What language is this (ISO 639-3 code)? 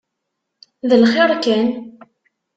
kab